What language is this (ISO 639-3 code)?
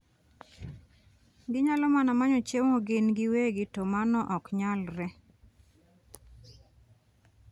luo